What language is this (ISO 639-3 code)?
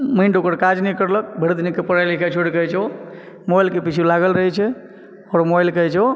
mai